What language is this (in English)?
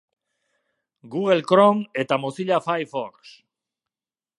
Basque